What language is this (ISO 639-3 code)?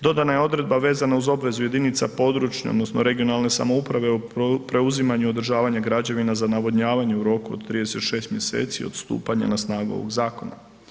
hrv